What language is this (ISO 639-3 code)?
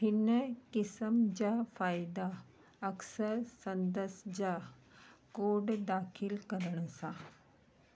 snd